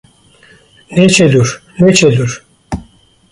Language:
Kurdish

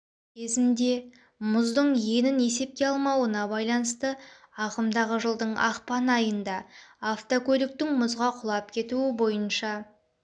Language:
Kazakh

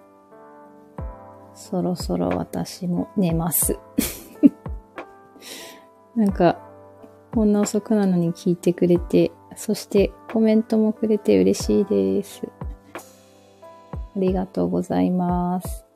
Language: Japanese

